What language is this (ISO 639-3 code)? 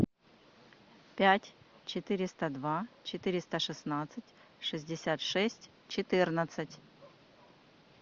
rus